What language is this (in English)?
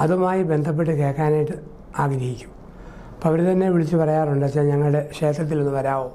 Korean